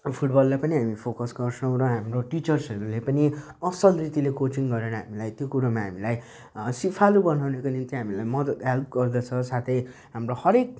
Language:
Nepali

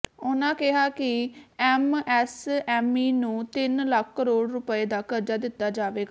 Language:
Punjabi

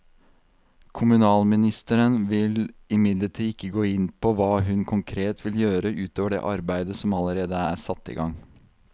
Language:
Norwegian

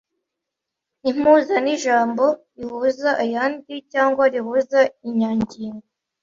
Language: Kinyarwanda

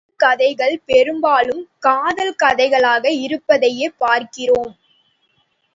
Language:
Tamil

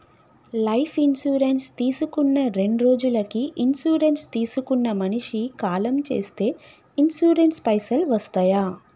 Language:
Telugu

